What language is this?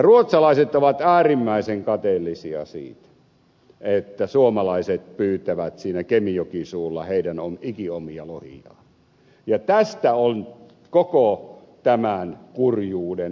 Finnish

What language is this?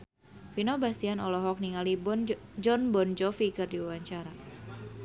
Sundanese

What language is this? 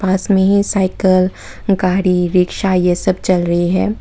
Hindi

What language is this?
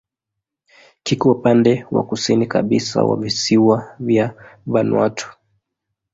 Swahili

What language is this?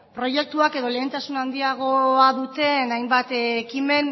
Basque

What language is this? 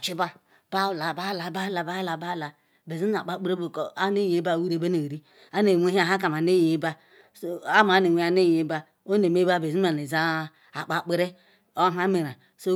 Ikwere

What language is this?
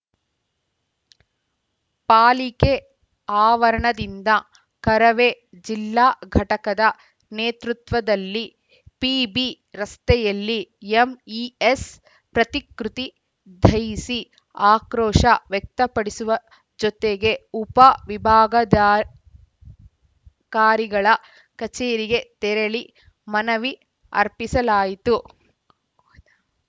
Kannada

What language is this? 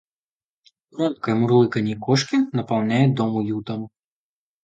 Russian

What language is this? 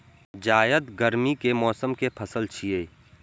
Maithili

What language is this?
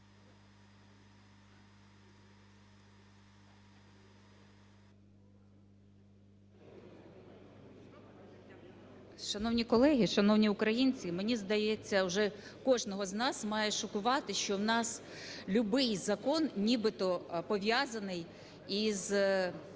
Ukrainian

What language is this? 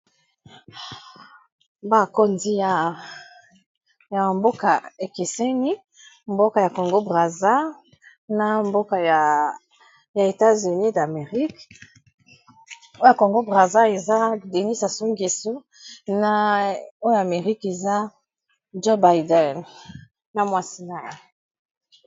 Lingala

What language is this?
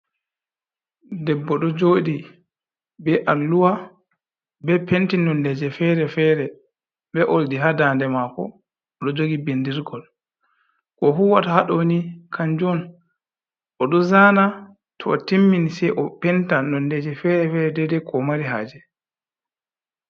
Fula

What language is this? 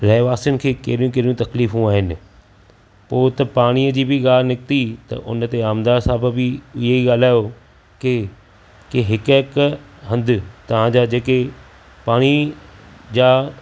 Sindhi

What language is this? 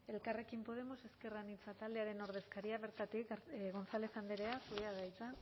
Basque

